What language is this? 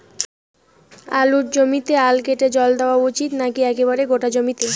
Bangla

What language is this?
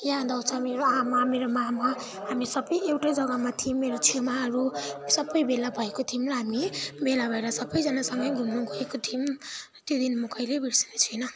Nepali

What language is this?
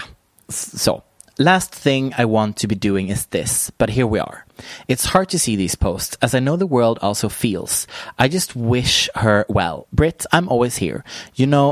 Swedish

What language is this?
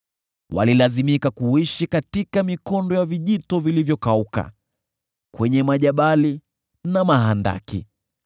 Swahili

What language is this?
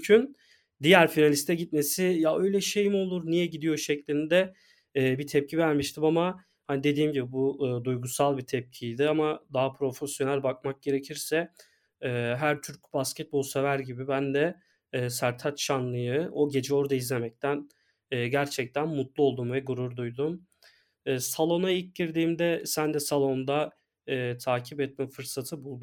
Turkish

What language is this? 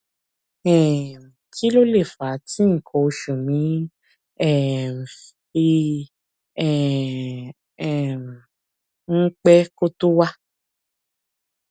Yoruba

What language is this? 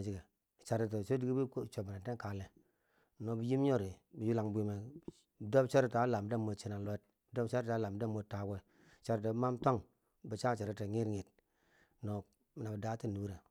Bangwinji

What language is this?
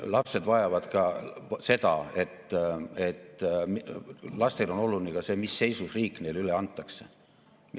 Estonian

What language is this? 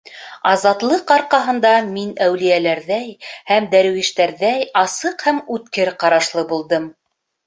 Bashkir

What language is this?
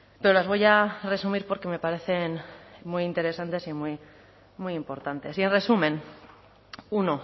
Spanish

